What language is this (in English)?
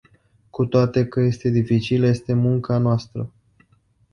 Romanian